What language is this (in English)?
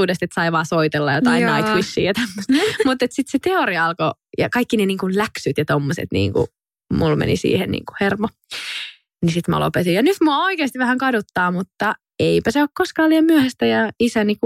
Finnish